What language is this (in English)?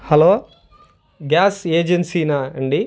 Telugu